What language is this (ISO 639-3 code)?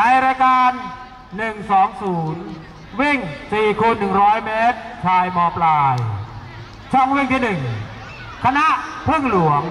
tha